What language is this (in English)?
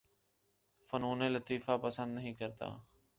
Urdu